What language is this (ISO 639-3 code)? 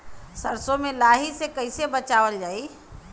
bho